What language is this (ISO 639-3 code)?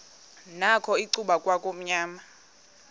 xho